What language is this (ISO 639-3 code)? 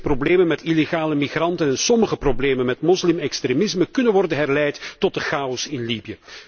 nld